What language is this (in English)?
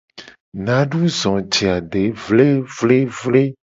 Gen